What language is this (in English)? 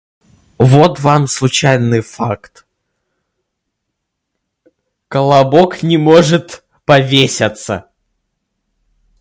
Russian